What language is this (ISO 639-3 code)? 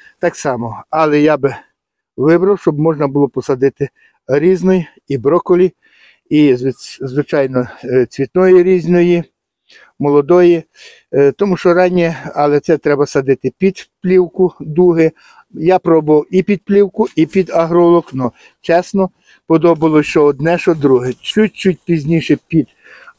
ukr